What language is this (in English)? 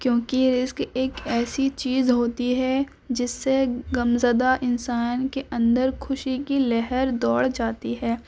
Urdu